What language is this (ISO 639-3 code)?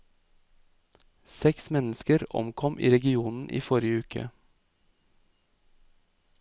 nor